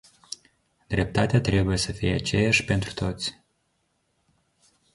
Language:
Romanian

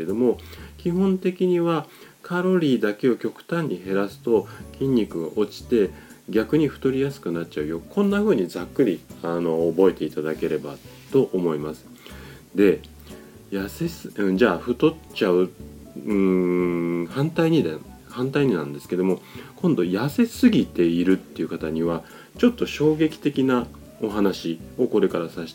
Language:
Japanese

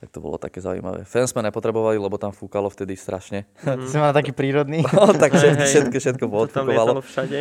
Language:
Slovak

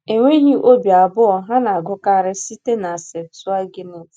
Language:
Igbo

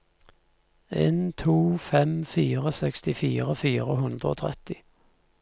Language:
Norwegian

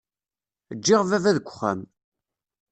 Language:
Kabyle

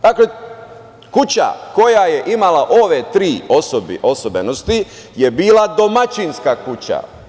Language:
Serbian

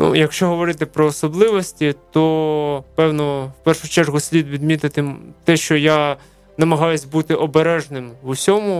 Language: Ukrainian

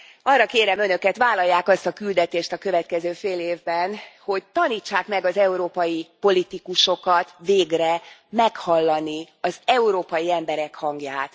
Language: Hungarian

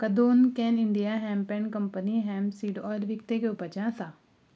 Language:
Konkani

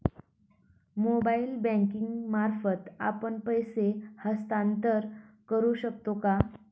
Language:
Marathi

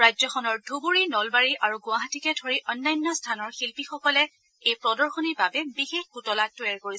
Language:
Assamese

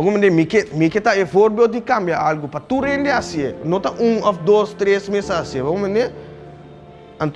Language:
Dutch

